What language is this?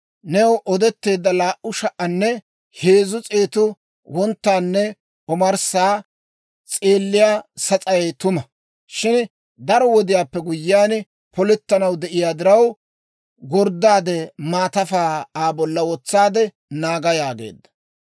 Dawro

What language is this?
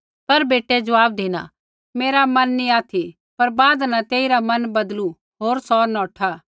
Kullu Pahari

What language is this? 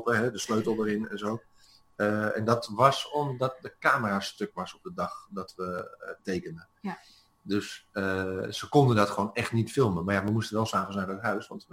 Dutch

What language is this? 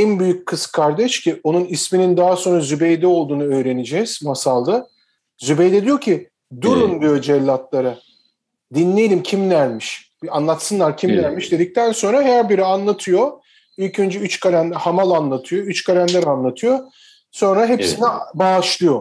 Turkish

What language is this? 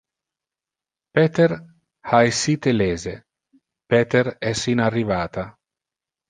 Interlingua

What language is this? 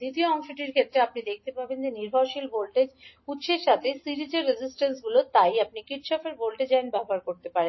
Bangla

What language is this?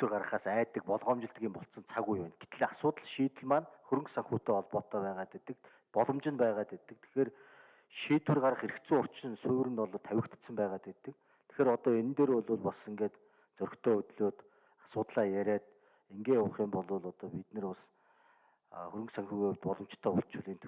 Turkish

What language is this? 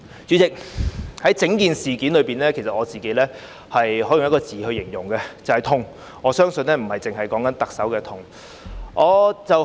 Cantonese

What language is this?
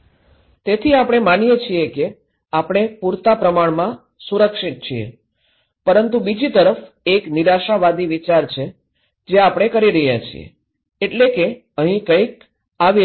Gujarati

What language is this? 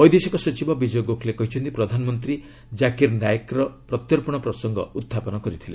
Odia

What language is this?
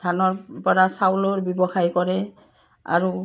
Assamese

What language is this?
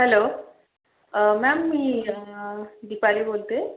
Marathi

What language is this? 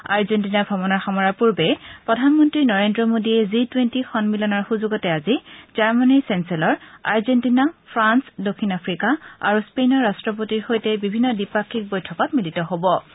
Assamese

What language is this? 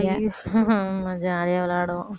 Tamil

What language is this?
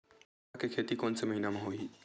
Chhattisgarhi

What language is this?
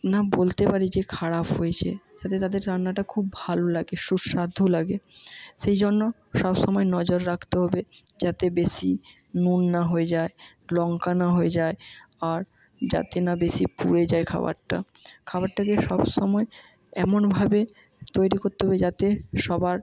Bangla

